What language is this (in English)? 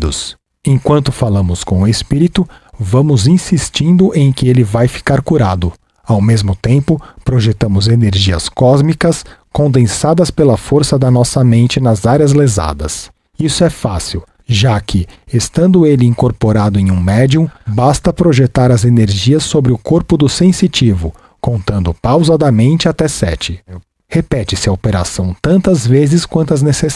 Portuguese